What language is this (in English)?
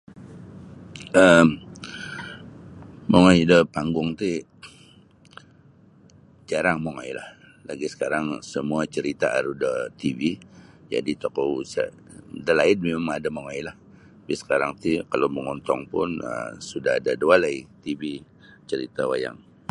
Sabah Bisaya